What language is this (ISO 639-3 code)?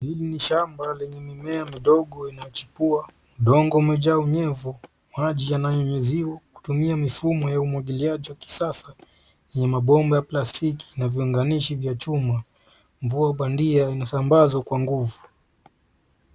swa